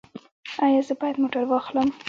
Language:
Pashto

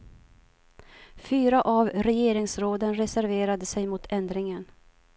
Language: Swedish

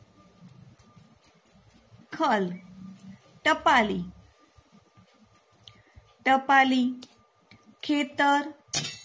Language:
Gujarati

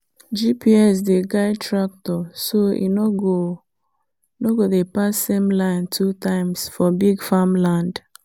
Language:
Nigerian Pidgin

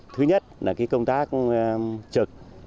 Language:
Vietnamese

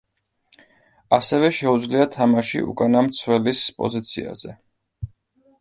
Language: Georgian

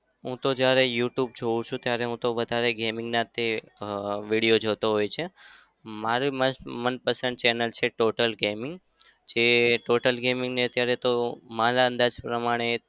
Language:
Gujarati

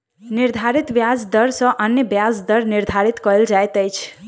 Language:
Maithili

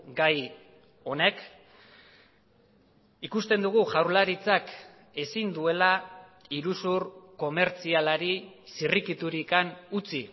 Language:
Basque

